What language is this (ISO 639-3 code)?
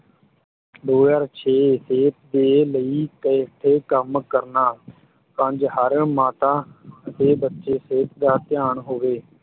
pan